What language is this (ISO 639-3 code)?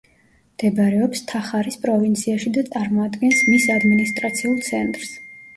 kat